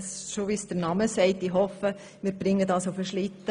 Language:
Swiss German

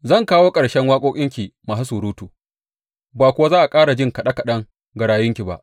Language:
Hausa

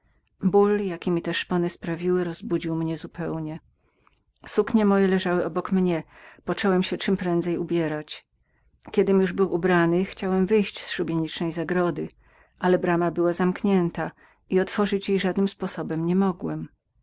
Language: Polish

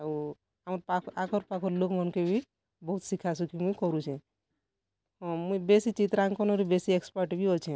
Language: Odia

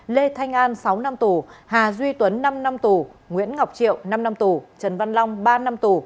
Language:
Vietnamese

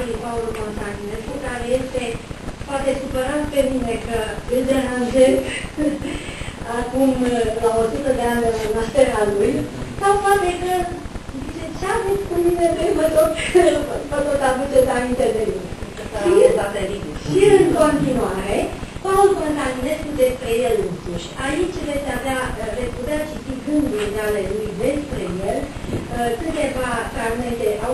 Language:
Romanian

